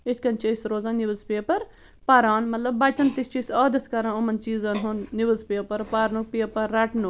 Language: Kashmiri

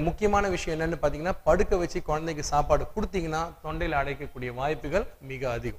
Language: Tamil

